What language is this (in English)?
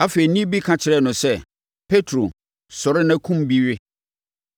Akan